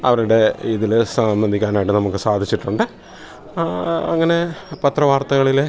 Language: Malayalam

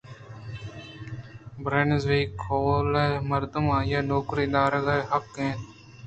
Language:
Eastern Balochi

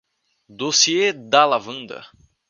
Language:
Portuguese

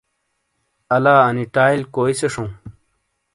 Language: Shina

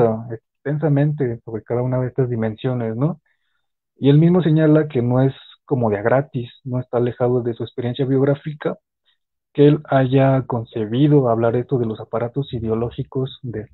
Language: Spanish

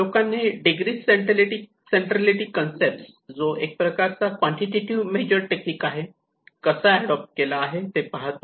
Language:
Marathi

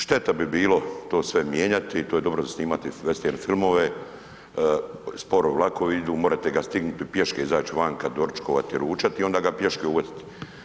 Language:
Croatian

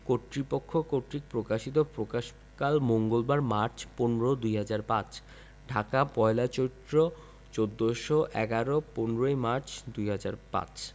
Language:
Bangla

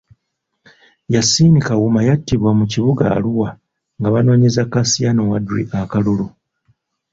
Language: Ganda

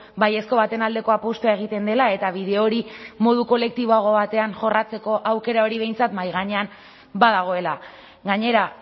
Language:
Basque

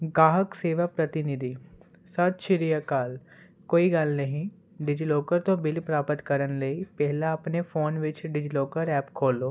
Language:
Punjabi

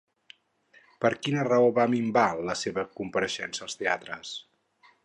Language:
Catalan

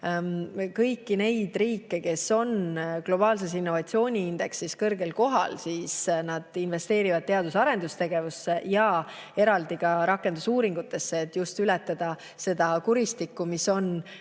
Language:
Estonian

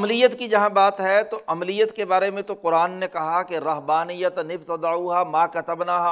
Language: Urdu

